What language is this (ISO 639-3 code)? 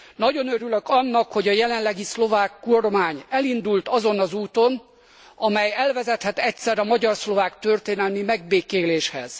hun